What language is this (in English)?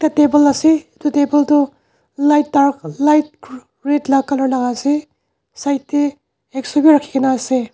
Naga Pidgin